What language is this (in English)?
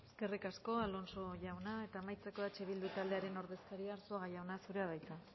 Basque